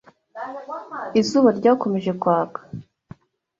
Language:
Kinyarwanda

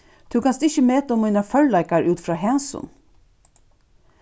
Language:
Faroese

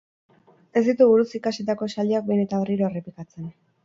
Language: Basque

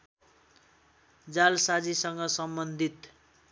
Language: Nepali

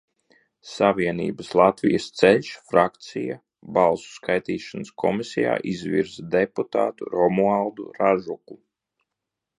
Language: Latvian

